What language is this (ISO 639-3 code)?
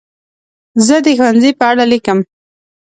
pus